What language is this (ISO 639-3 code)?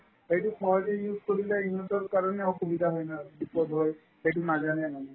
asm